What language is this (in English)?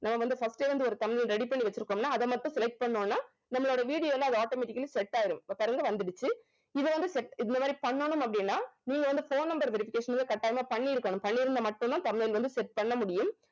Tamil